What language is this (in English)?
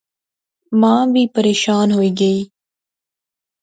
Pahari-Potwari